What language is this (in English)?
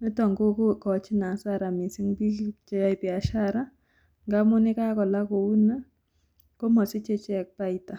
Kalenjin